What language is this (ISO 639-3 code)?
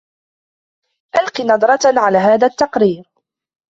ara